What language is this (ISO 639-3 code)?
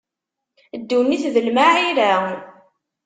kab